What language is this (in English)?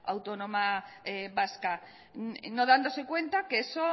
Spanish